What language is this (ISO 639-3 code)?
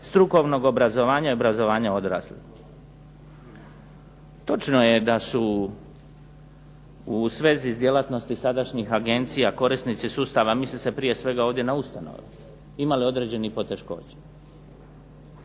hrv